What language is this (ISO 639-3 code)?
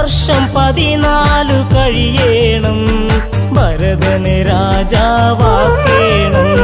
mal